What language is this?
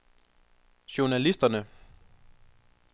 Danish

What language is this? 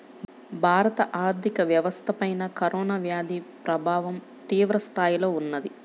Telugu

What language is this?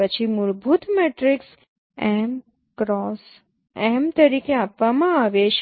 Gujarati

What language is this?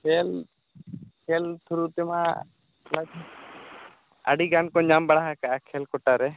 Santali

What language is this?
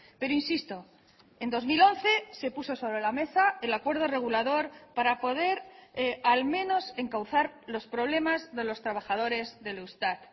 Spanish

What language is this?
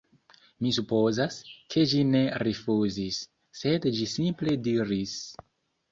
Esperanto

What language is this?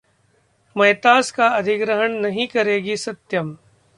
Hindi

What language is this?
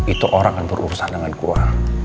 Indonesian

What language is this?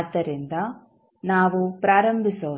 Kannada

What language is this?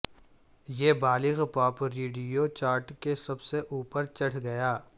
Urdu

